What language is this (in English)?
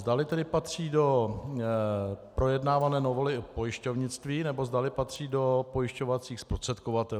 Czech